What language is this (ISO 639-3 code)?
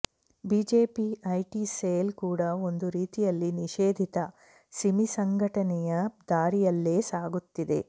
kan